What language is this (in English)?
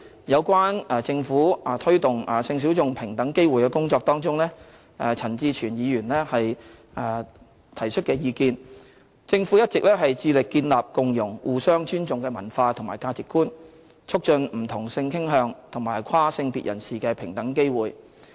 Cantonese